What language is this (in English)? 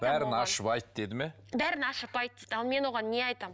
Kazakh